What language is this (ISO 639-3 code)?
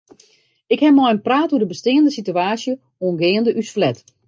fry